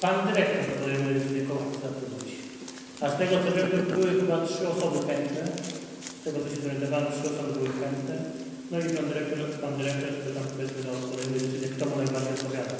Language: Polish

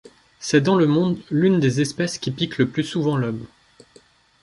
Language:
French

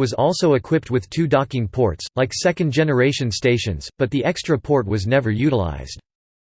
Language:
English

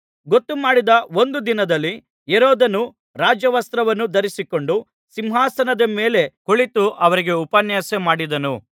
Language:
Kannada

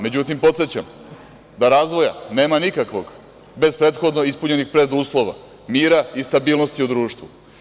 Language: Serbian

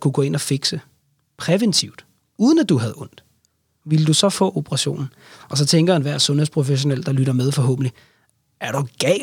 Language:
Danish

